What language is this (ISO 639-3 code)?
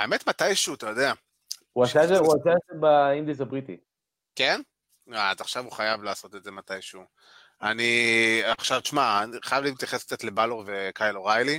heb